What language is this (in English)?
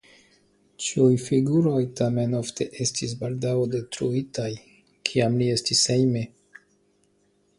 Esperanto